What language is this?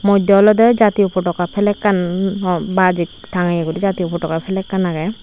Chakma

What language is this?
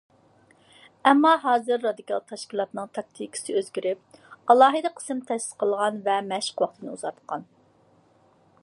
Uyghur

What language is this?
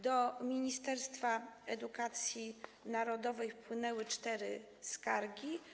Polish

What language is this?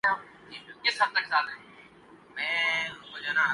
Urdu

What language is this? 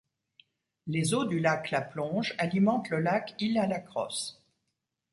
French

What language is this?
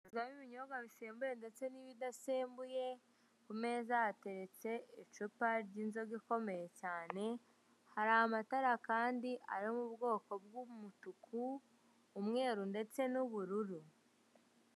Kinyarwanda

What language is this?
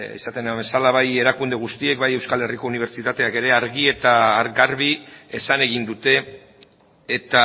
Basque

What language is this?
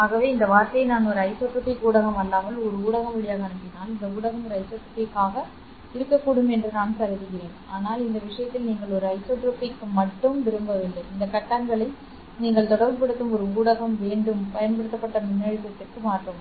Tamil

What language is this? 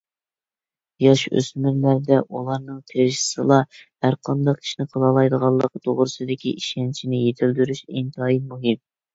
Uyghur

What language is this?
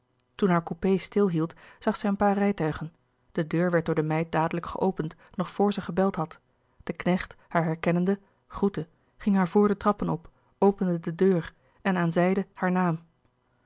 Dutch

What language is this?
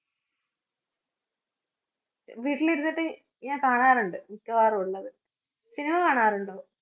Malayalam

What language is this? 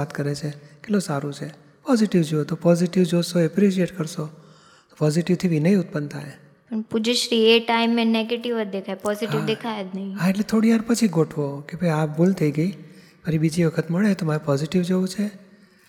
Gujarati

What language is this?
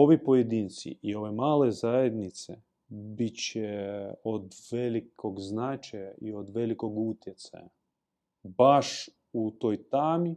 Croatian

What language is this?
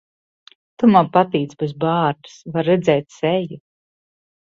Latvian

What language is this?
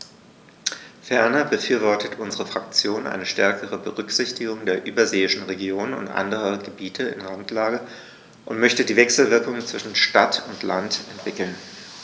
German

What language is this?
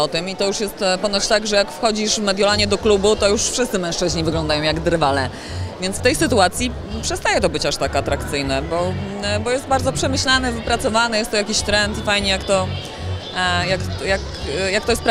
Polish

